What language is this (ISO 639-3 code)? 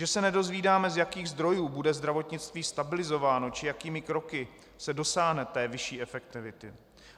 ces